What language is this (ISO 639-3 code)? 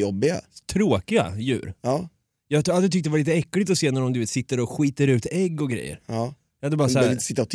swe